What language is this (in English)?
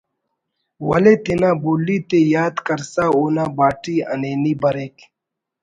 Brahui